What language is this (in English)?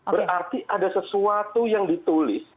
Indonesian